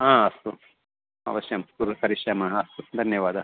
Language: Sanskrit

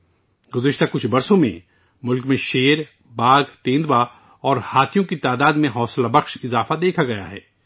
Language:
Urdu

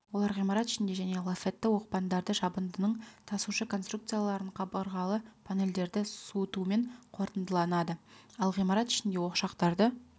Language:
Kazakh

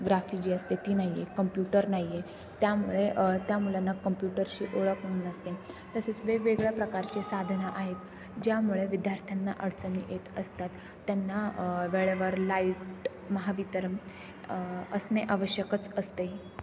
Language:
Marathi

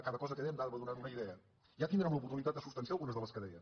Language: Catalan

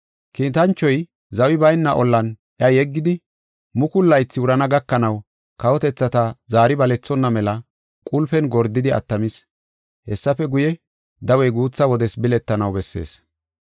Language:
Gofa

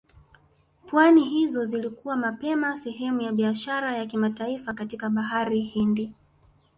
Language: Swahili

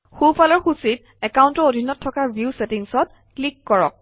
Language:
Assamese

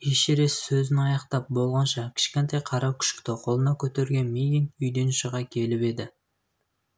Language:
Kazakh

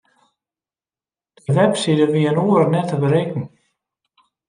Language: Western Frisian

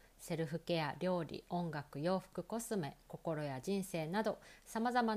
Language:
Japanese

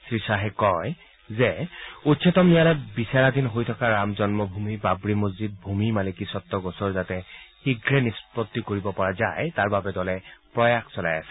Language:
Assamese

